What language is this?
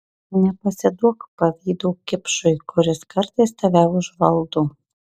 Lithuanian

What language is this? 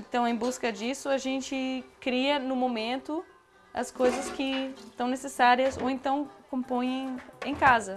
Portuguese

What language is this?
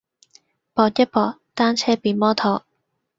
Cantonese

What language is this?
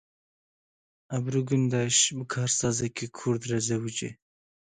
Kurdish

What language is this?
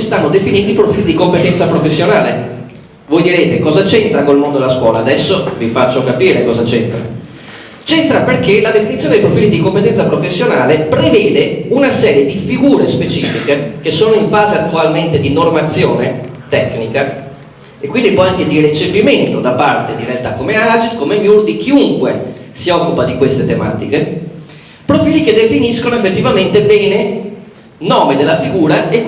Italian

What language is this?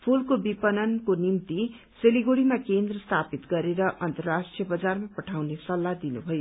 Nepali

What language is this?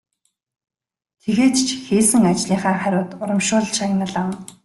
Mongolian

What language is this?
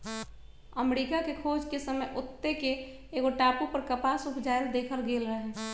Magahi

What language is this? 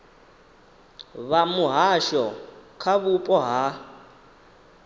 Venda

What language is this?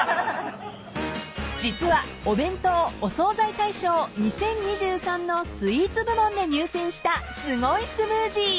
Japanese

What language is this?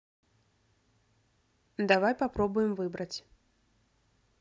Russian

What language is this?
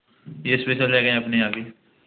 Hindi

